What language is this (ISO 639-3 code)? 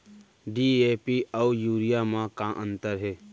hne